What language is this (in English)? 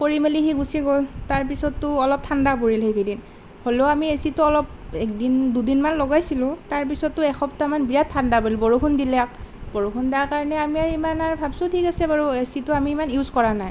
Assamese